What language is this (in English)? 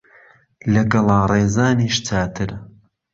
Central Kurdish